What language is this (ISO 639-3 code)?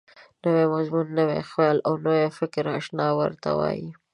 pus